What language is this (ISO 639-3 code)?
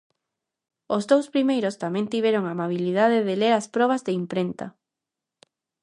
glg